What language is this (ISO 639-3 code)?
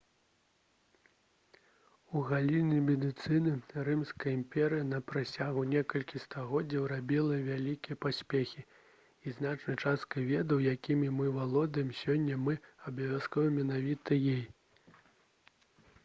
bel